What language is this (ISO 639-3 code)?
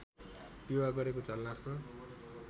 nep